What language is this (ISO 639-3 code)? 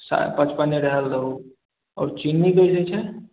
mai